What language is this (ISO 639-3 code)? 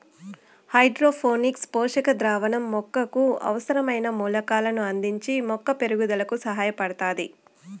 tel